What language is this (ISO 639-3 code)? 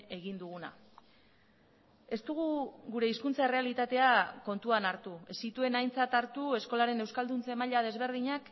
eus